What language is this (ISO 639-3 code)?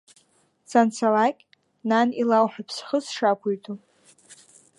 abk